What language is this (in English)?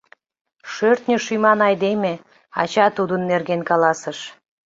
Mari